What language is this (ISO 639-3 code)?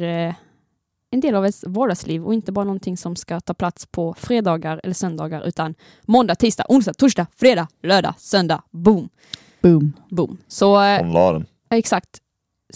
swe